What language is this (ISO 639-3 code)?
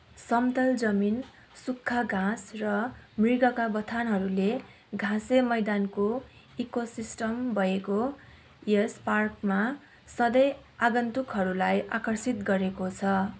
nep